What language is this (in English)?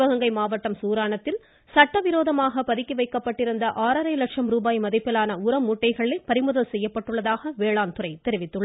Tamil